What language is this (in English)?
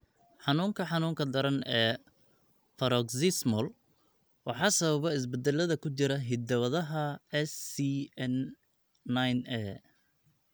Somali